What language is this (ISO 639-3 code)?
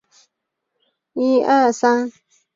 zho